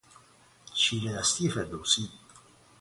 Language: Persian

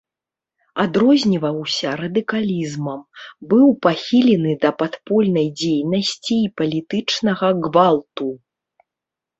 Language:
Belarusian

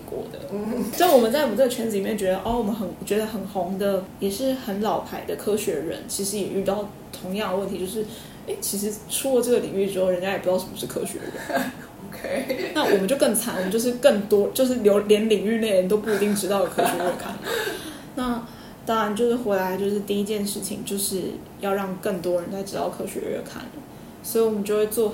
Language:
Chinese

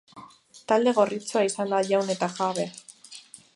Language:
Basque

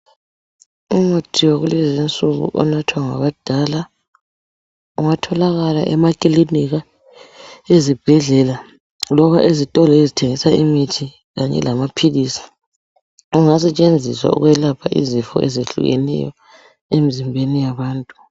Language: North Ndebele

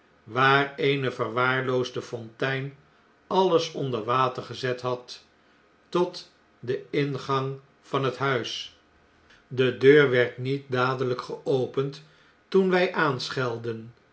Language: Dutch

